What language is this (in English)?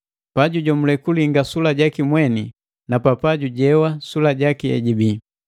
Matengo